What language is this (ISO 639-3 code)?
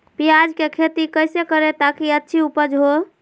mag